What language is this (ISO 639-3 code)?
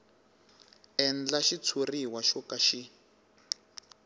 tso